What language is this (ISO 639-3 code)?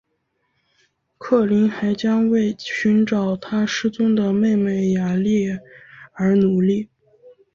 zho